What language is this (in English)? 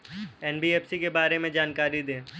Hindi